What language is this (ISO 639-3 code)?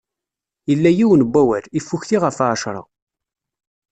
kab